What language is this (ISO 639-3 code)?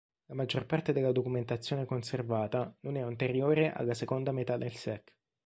ita